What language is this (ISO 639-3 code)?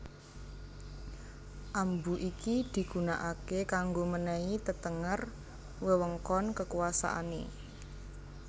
jav